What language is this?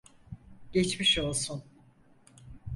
Turkish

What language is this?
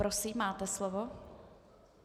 Czech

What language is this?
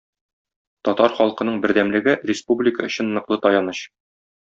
Tatar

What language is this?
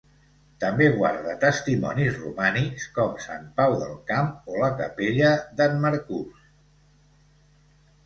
Catalan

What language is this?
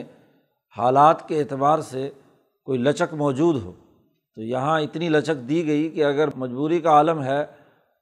Urdu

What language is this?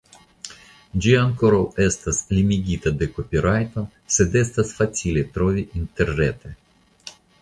Esperanto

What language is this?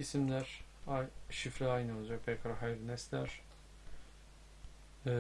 Turkish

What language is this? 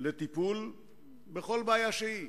Hebrew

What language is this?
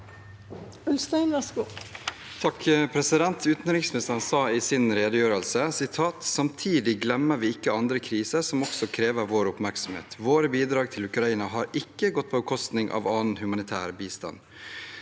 Norwegian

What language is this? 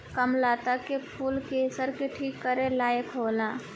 Bhojpuri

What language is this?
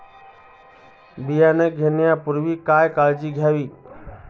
Marathi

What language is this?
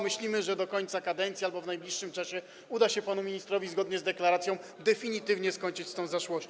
Polish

